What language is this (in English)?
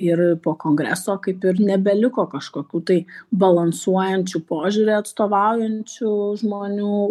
Lithuanian